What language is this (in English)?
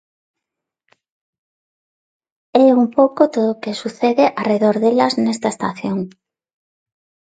Galician